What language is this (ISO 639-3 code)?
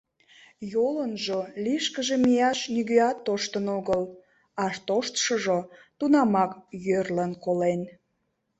chm